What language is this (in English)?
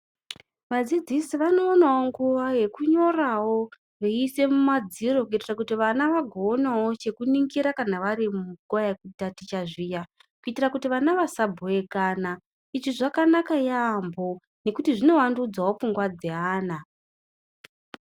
Ndau